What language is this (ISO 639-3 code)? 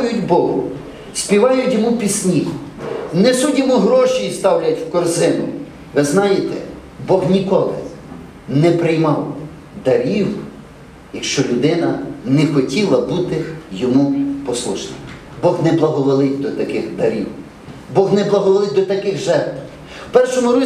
ukr